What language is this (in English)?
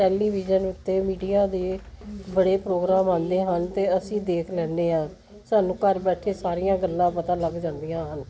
Punjabi